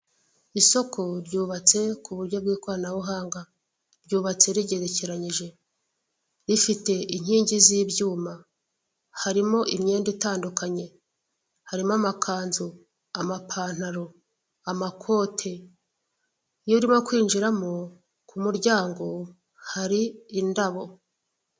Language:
Kinyarwanda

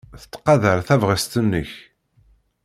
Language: Kabyle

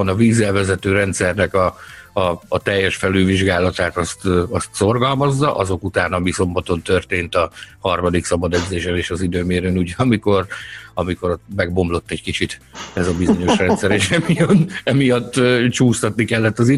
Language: Hungarian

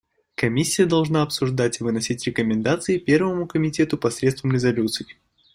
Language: Russian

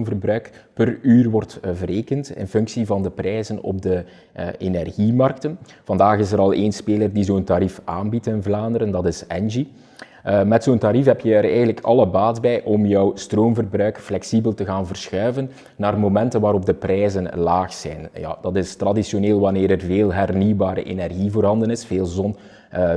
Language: Dutch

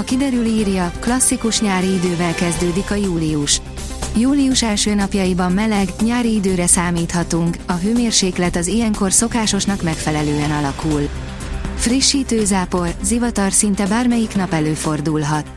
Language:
Hungarian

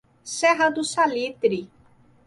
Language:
Portuguese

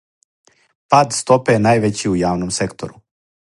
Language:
Serbian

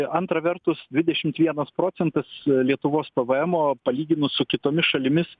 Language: Lithuanian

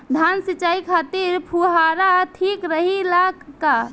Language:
Bhojpuri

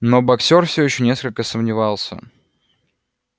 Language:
Russian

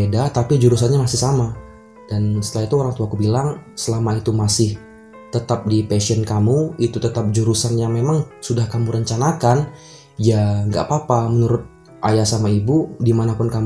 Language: Indonesian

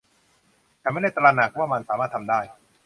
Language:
Thai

